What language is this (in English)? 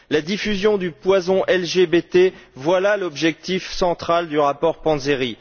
French